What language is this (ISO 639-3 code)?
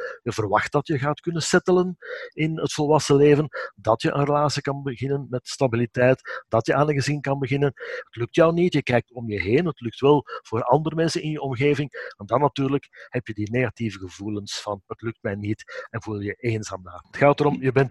nld